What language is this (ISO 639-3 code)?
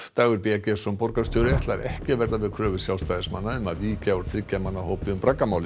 isl